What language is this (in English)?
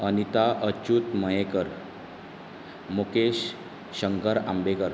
Konkani